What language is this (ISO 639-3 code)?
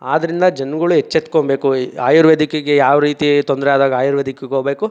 kan